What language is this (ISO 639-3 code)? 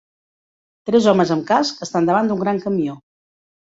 cat